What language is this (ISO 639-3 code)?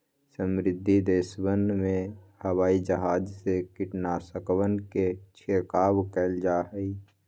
mag